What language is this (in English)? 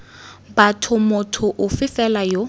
Tswana